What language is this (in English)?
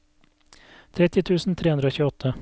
Norwegian